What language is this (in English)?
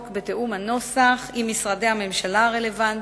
Hebrew